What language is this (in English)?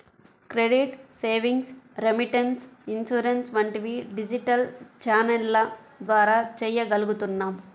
Telugu